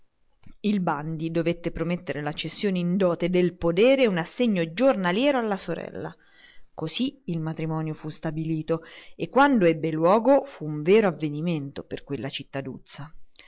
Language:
Italian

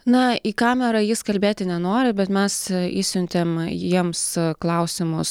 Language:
Lithuanian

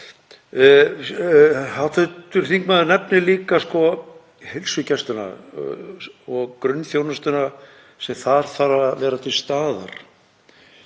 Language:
Icelandic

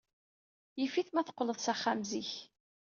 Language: Kabyle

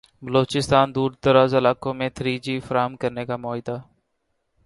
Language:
Urdu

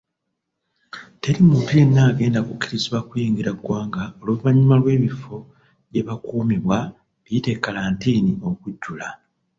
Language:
Ganda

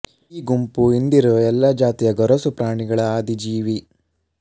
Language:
Kannada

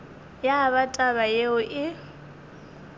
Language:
Northern Sotho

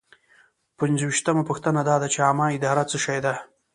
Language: Pashto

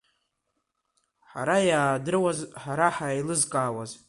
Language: Abkhazian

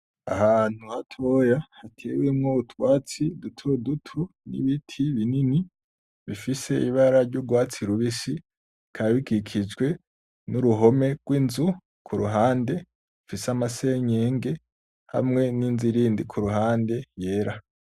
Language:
Rundi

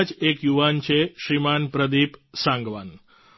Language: Gujarati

